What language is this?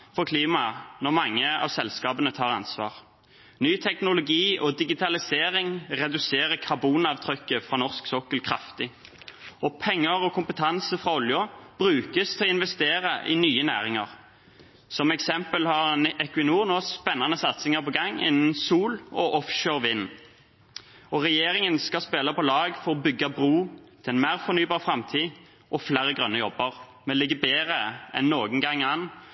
Norwegian Bokmål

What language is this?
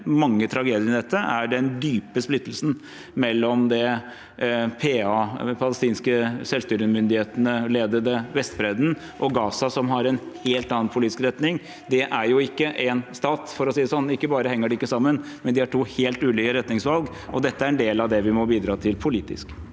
Norwegian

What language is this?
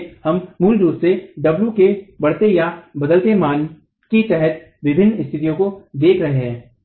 Hindi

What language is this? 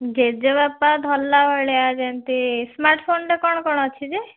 Odia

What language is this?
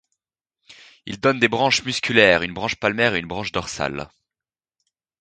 French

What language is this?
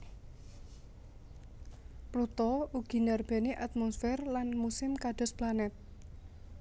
Javanese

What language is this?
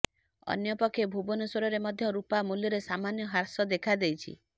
Odia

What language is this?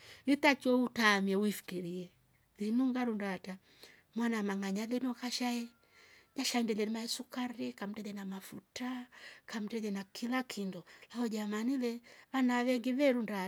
Rombo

